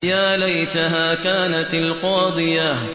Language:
Arabic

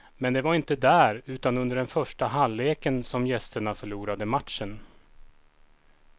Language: Swedish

